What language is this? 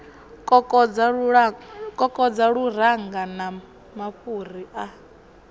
Venda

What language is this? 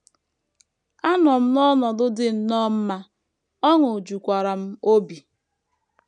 Igbo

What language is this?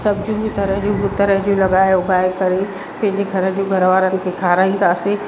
Sindhi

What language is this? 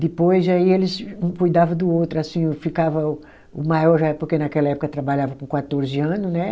Portuguese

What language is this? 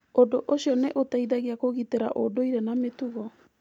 Kikuyu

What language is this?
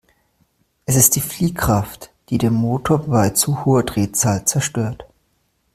German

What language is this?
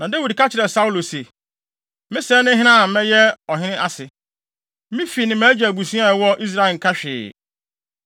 Akan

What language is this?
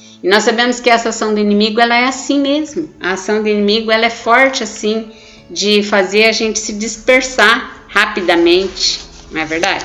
Portuguese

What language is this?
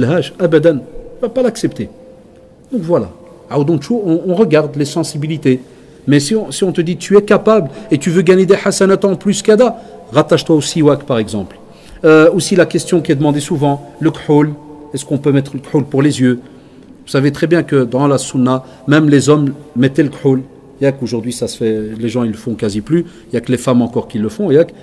French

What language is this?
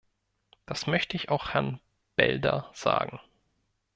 German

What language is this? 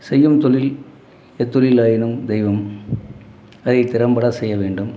Tamil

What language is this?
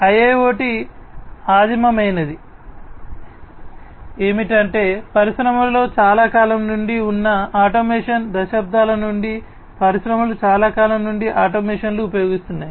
Telugu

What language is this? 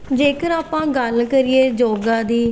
Punjabi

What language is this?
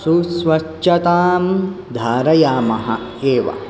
Sanskrit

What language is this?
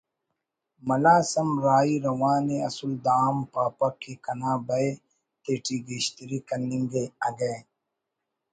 Brahui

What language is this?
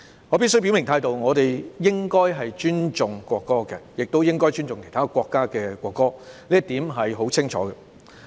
Cantonese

